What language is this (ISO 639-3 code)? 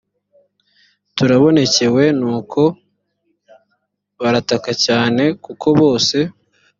kin